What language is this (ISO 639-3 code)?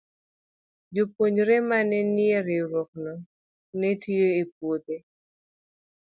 luo